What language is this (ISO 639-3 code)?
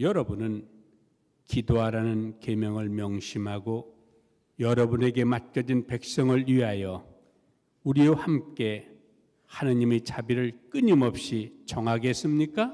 kor